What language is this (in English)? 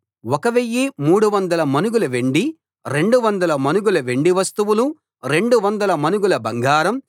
Telugu